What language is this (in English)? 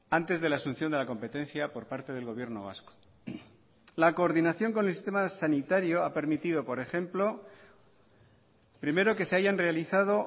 Spanish